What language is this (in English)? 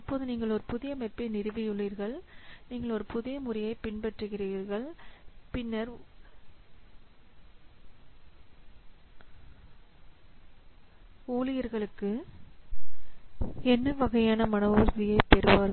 Tamil